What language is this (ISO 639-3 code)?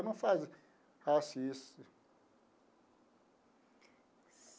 por